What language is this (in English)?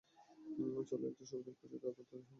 Bangla